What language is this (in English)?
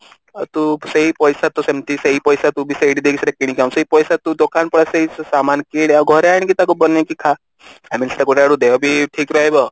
Odia